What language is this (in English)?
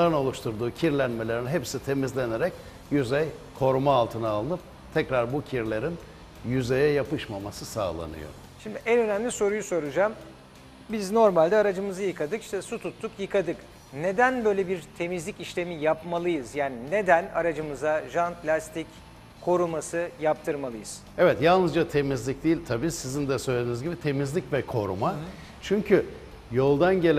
Turkish